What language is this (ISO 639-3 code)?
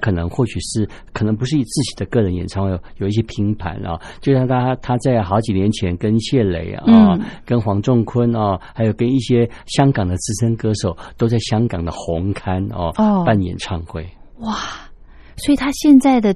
zho